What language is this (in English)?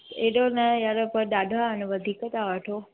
Sindhi